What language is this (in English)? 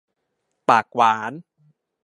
Thai